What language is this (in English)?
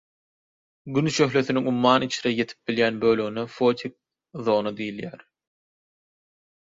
Turkmen